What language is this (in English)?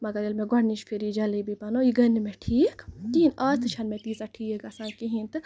Kashmiri